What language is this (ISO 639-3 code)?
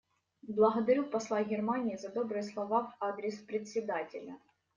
rus